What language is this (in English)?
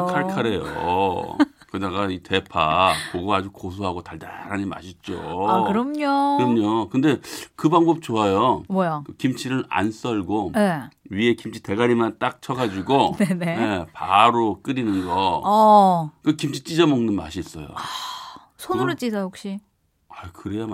Korean